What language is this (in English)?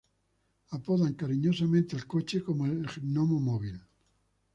Spanish